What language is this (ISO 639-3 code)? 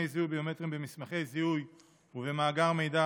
heb